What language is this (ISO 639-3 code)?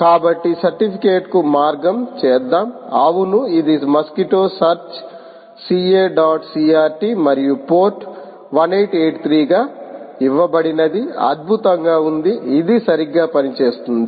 tel